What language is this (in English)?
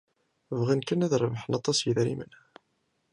Kabyle